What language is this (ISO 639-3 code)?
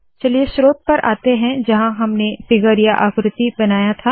hin